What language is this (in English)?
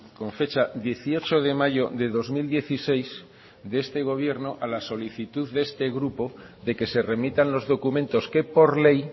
Spanish